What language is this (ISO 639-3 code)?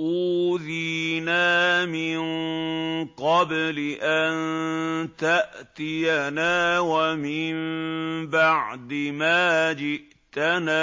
ara